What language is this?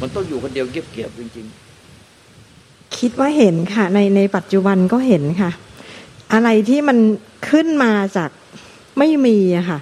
Thai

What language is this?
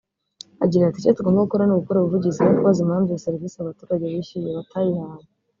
Kinyarwanda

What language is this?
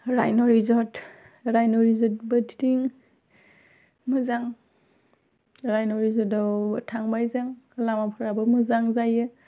Bodo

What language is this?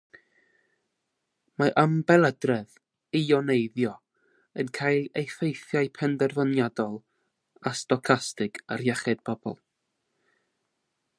Welsh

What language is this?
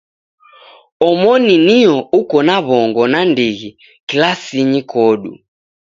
Taita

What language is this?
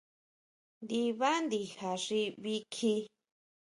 Huautla Mazatec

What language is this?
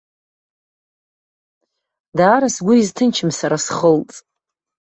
Abkhazian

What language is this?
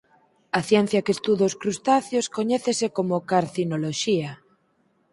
Galician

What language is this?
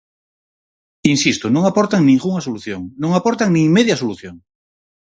Galician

